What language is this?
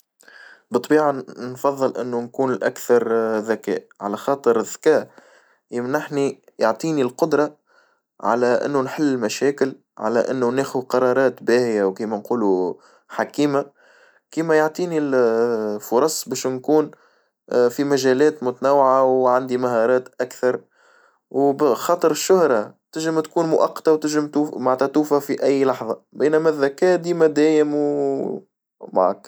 Tunisian Arabic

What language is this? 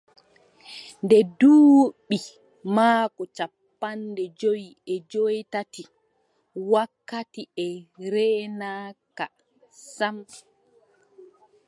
Adamawa Fulfulde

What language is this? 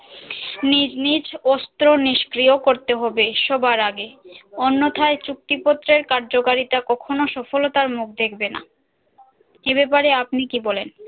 Bangla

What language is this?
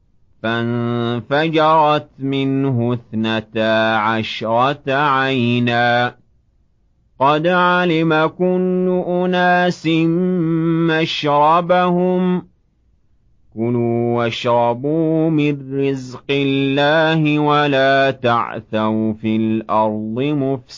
Arabic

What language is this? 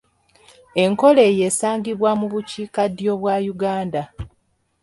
Ganda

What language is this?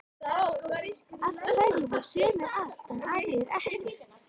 Icelandic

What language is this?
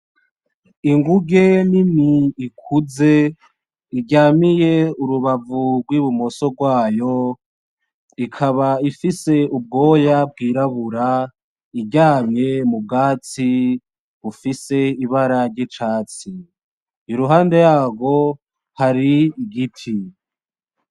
Rundi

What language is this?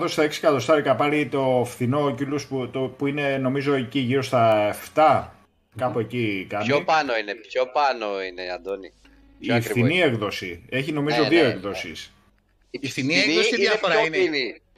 Greek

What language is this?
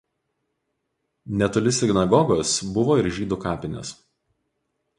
Lithuanian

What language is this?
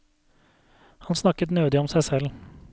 Norwegian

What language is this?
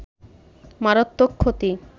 Bangla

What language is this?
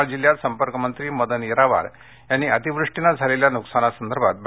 Marathi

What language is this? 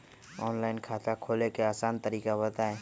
Magahi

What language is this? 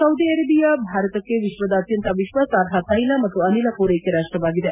Kannada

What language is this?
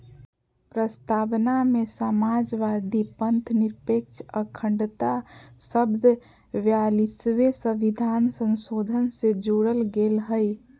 Magahi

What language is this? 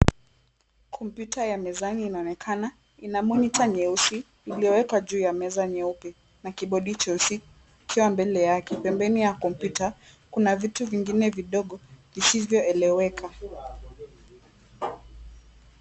Swahili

